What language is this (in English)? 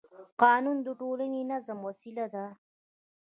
Pashto